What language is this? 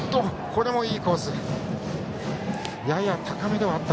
Japanese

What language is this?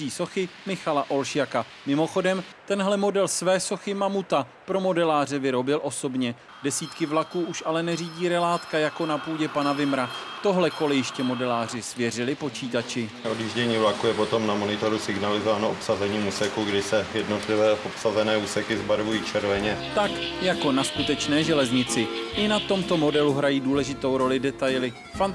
Czech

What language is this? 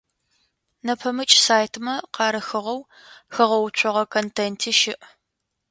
Adyghe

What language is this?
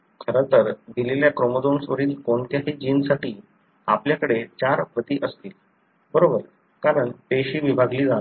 Marathi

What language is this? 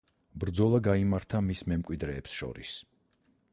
Georgian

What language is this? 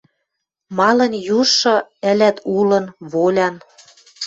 Western Mari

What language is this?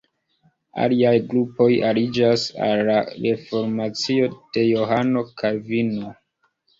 Esperanto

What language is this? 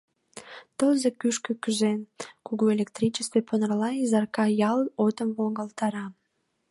Mari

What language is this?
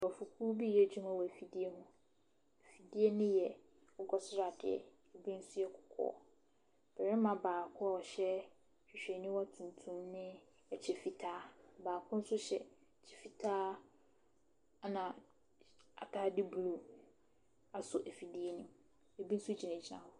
Akan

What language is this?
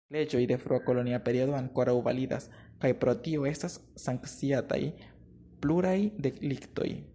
Esperanto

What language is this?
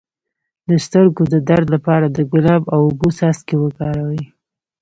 Pashto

